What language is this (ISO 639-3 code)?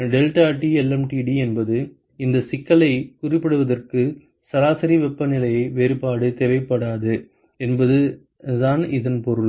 tam